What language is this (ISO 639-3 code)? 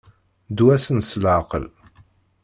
kab